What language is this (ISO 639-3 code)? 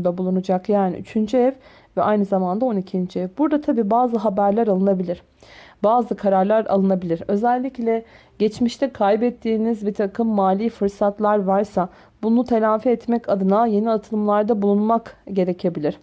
tur